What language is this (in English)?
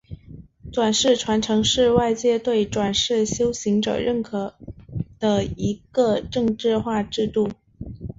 Chinese